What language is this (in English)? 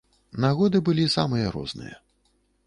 Belarusian